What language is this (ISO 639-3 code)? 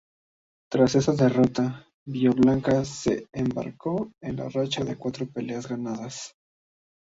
spa